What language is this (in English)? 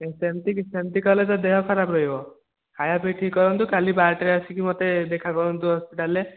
Odia